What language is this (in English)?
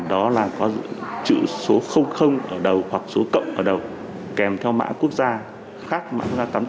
Vietnamese